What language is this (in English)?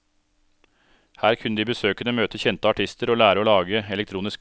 Norwegian